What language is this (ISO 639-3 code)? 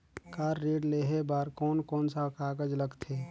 hne